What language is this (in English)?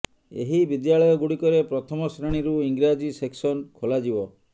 Odia